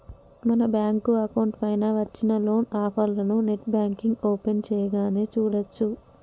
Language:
Telugu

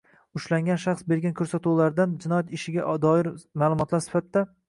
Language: Uzbek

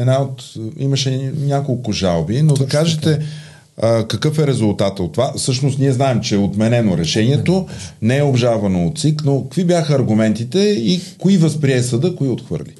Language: Bulgarian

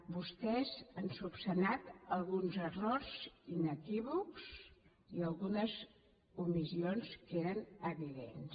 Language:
Catalan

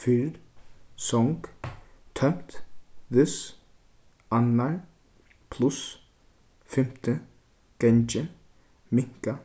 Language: Faroese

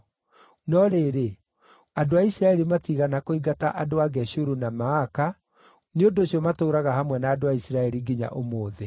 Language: Kikuyu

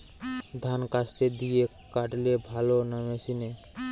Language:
Bangla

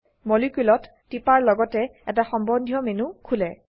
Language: Assamese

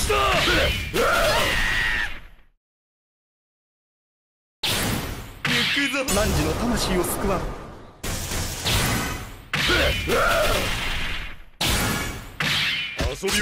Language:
Japanese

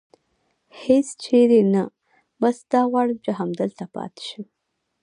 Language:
Pashto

